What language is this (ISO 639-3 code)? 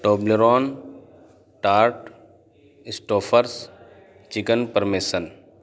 urd